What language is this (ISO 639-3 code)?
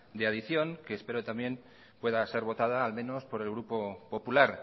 spa